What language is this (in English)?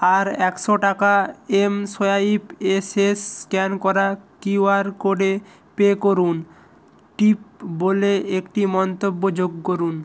Bangla